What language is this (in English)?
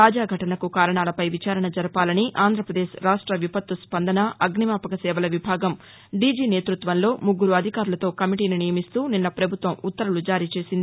Telugu